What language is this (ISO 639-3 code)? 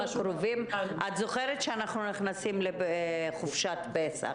heb